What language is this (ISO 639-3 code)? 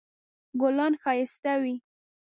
pus